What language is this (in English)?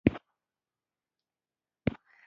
Pashto